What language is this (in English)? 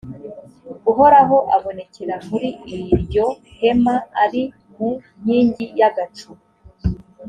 Kinyarwanda